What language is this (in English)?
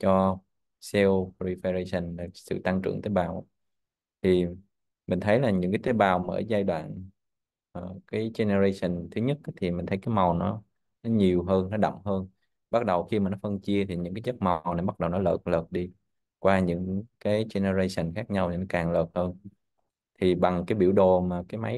Vietnamese